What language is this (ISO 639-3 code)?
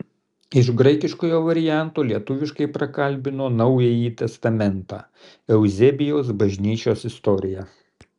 lit